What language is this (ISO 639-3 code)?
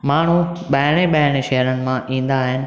snd